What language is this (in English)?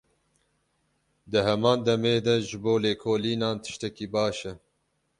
Kurdish